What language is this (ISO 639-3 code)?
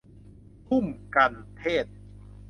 tha